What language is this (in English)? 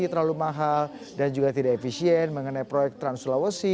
Indonesian